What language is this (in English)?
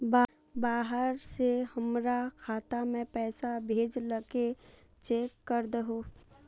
Magahi